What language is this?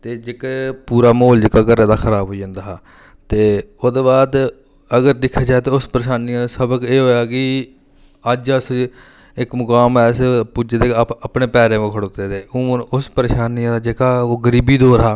Dogri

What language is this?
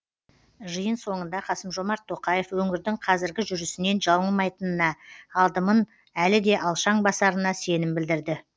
Kazakh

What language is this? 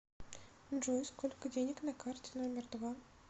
Russian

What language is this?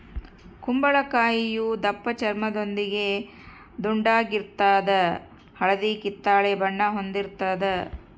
Kannada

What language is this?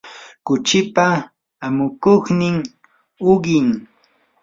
Yanahuanca Pasco Quechua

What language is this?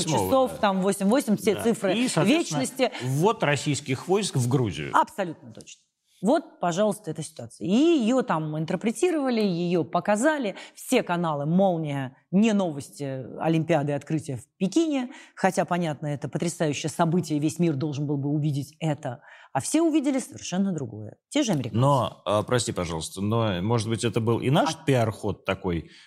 Russian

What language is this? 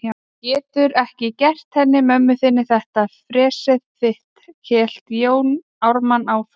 Icelandic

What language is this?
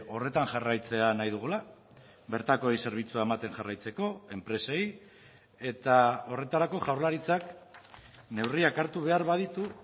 Basque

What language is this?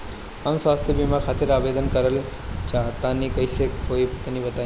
Bhojpuri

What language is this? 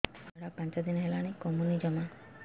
Odia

